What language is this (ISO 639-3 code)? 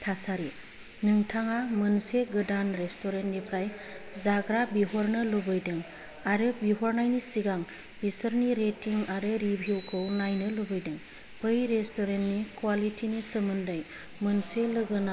brx